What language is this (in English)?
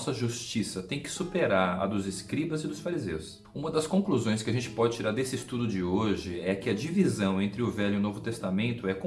Portuguese